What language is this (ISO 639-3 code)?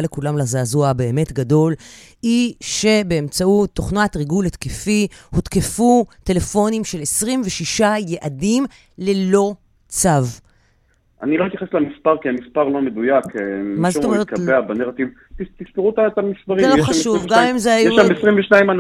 heb